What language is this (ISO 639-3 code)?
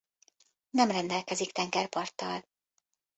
hun